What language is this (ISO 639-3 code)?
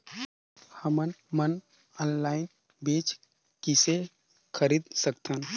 hne